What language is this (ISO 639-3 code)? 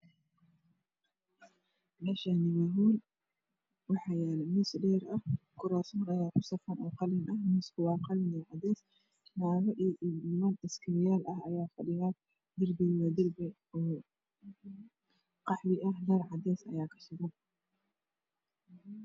som